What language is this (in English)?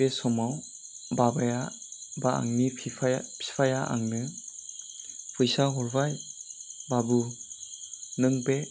Bodo